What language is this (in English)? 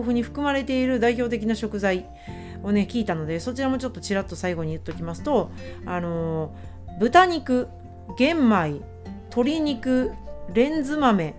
Japanese